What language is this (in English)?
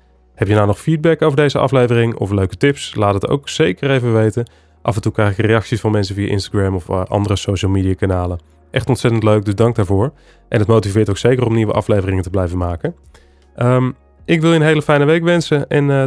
Dutch